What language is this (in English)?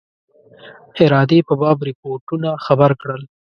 Pashto